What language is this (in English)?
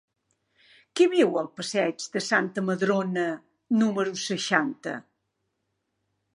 Catalan